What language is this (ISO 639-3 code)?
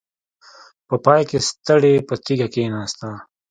pus